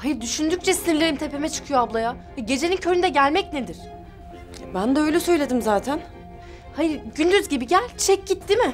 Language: Turkish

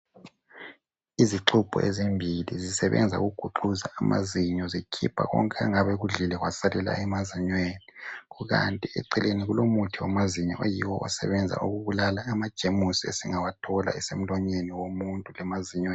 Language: North Ndebele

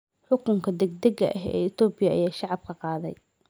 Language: Somali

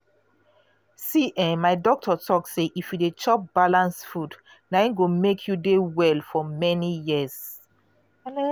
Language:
Nigerian Pidgin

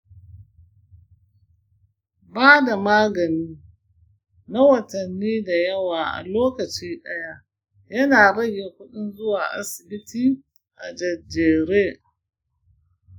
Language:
Hausa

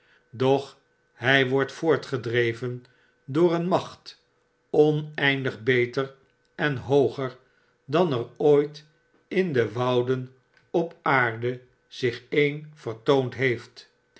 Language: Dutch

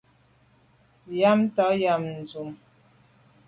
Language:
Medumba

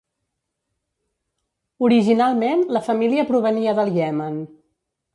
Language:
Catalan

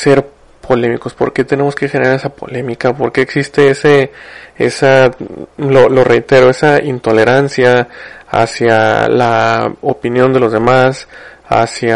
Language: Spanish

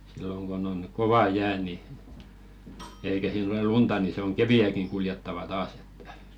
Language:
Finnish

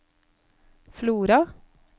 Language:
Norwegian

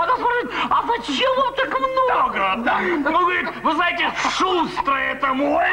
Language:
Russian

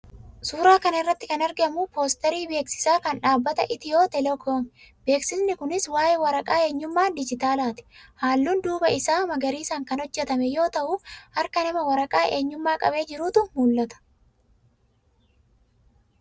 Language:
Oromo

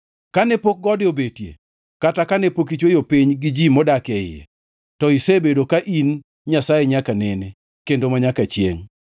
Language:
Luo (Kenya and Tanzania)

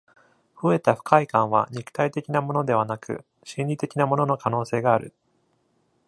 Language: Japanese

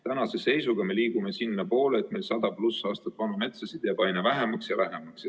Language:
Estonian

